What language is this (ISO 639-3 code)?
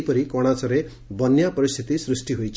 ori